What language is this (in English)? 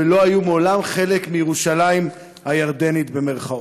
Hebrew